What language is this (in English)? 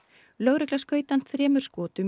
Icelandic